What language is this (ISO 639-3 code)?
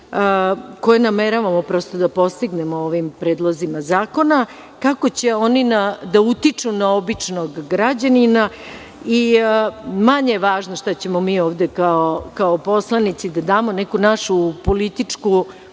srp